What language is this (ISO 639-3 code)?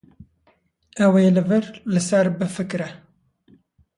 kur